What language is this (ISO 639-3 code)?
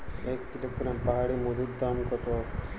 ben